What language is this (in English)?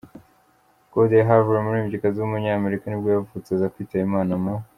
Kinyarwanda